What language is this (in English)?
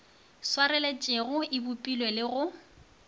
Northern Sotho